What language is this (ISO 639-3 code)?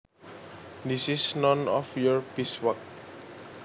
jav